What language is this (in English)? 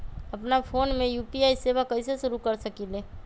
Magahi